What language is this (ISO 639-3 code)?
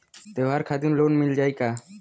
bho